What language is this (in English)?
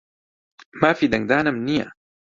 Central Kurdish